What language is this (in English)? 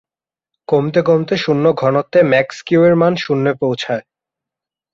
Bangla